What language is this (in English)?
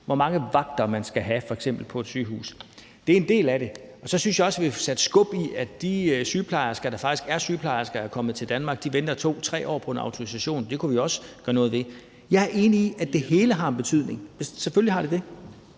Danish